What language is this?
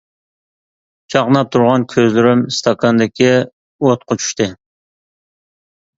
Uyghur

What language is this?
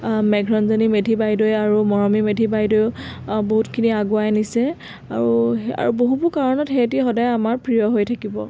Assamese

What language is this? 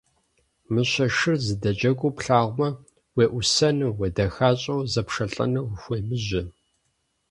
Kabardian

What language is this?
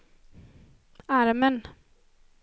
Swedish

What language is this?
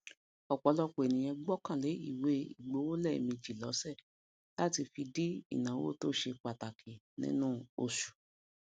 Yoruba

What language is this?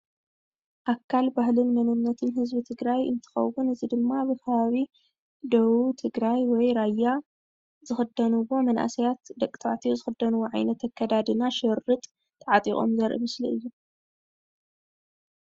Tigrinya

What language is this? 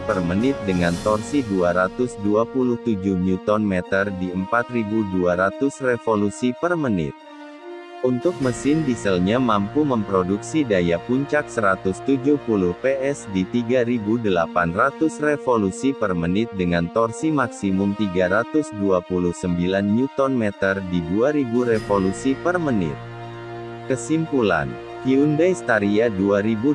Indonesian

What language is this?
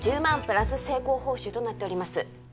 Japanese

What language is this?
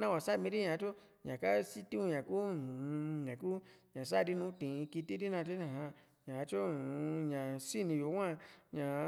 Juxtlahuaca Mixtec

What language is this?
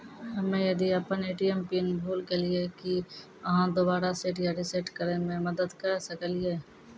Maithili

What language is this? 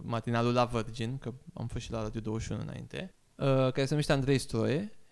Romanian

